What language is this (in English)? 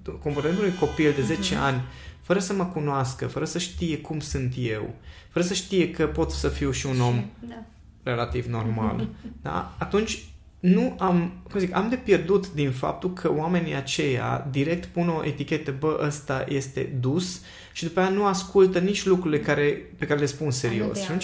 Romanian